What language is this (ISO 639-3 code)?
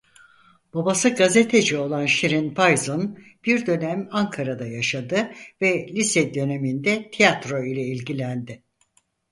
tur